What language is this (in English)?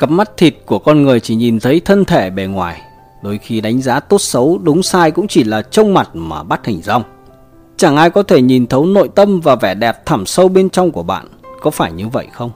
Vietnamese